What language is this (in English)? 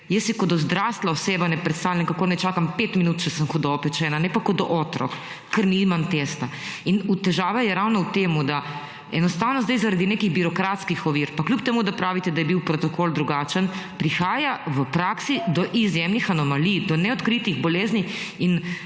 Slovenian